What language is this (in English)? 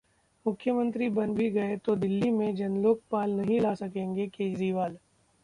Hindi